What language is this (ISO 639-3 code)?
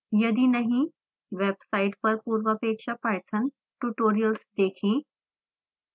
hin